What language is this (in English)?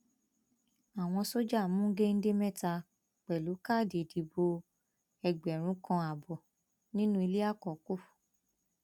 Yoruba